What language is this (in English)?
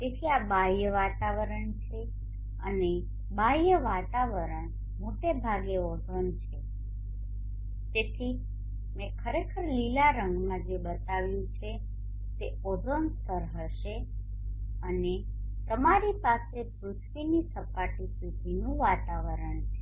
Gujarati